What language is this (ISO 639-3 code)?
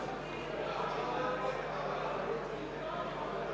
bul